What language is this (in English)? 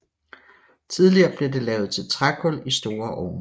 Danish